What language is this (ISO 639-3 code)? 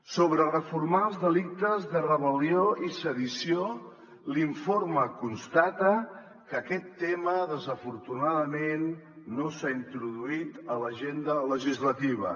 cat